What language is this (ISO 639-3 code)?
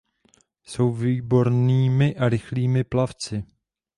ces